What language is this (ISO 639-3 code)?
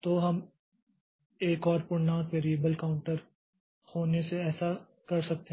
hin